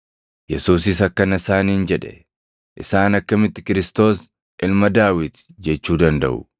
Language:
Oromo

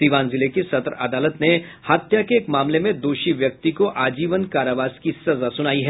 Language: Hindi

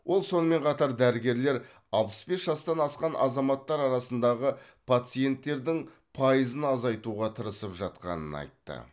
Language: Kazakh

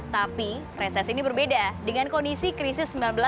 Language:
Indonesian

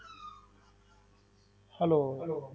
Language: Punjabi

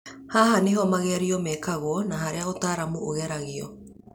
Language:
Kikuyu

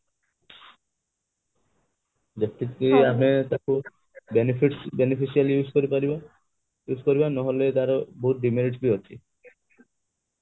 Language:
Odia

